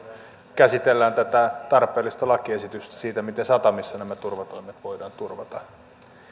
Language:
Finnish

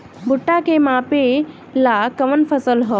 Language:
Bhojpuri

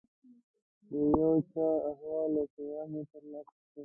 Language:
Pashto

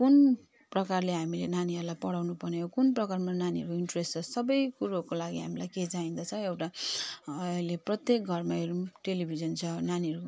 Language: Nepali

